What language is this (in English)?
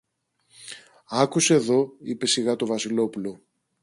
Greek